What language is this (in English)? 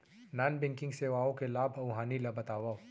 Chhattisgarhi